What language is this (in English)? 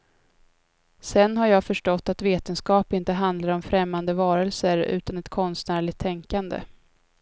Swedish